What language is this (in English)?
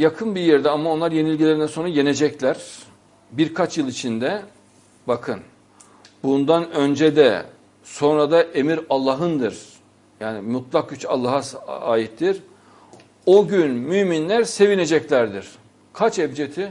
Turkish